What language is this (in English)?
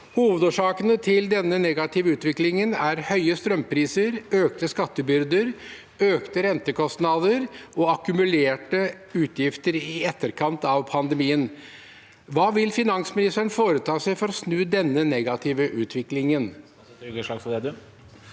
Norwegian